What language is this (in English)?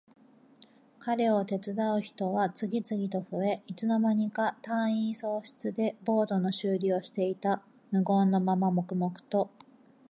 Japanese